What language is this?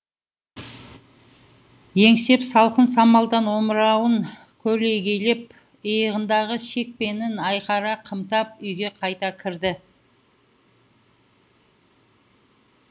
Kazakh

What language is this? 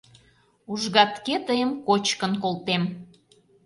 Mari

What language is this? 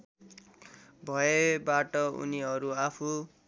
Nepali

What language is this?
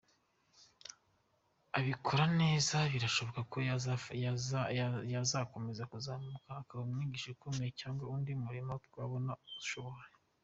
Kinyarwanda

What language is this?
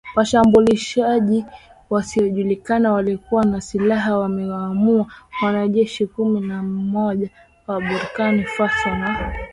Swahili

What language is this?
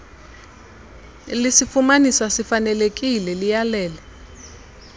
Xhosa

